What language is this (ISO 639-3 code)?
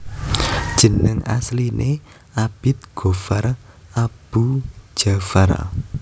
jav